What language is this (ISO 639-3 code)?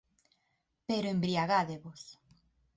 glg